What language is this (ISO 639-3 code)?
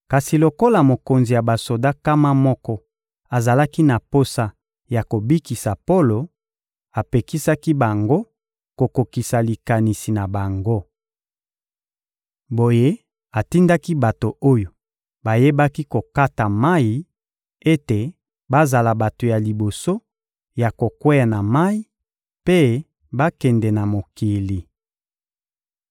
lin